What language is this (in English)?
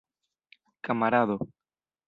Esperanto